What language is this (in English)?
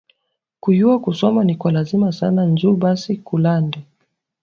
Swahili